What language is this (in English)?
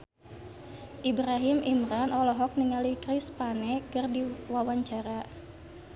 Sundanese